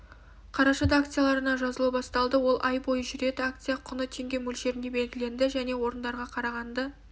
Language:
Kazakh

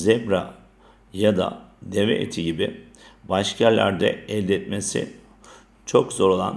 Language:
Turkish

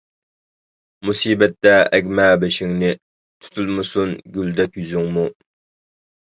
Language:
Uyghur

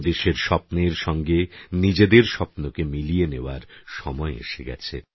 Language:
Bangla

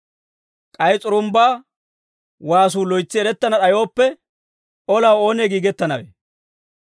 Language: Dawro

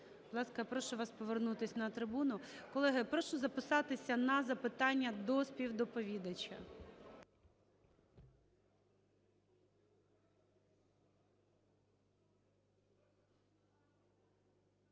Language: Ukrainian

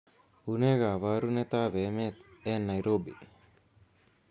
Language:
Kalenjin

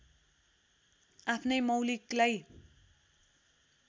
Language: Nepali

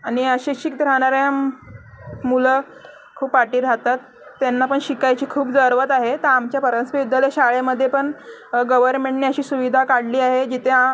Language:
Marathi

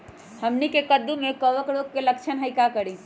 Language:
Magahi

